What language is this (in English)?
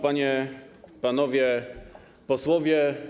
Polish